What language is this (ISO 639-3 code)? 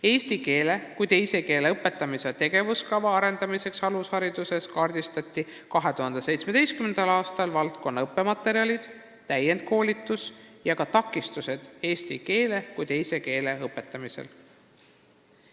est